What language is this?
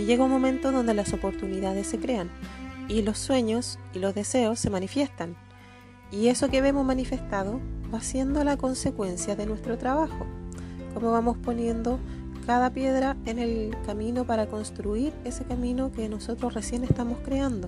Spanish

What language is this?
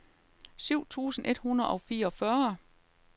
Danish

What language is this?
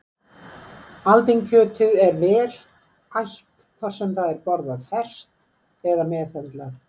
Icelandic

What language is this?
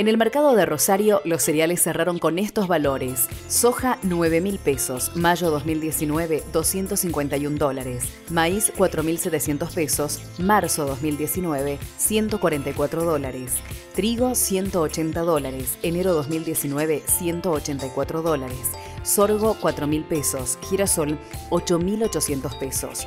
Spanish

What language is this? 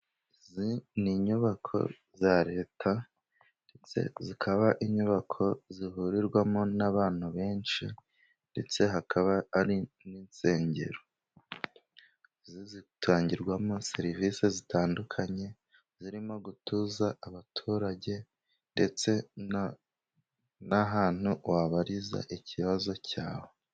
Kinyarwanda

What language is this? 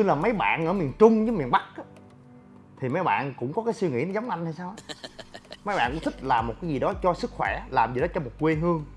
Vietnamese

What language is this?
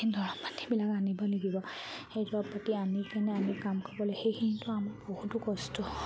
Assamese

